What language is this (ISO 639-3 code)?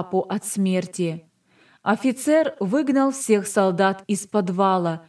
rus